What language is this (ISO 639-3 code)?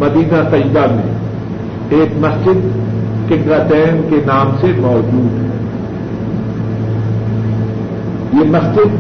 urd